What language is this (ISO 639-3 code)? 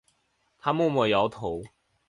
zho